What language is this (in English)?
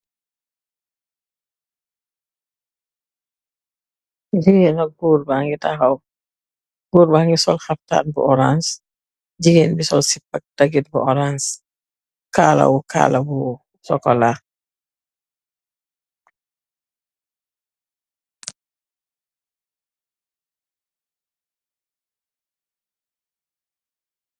Wolof